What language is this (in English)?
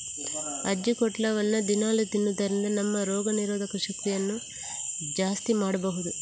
Kannada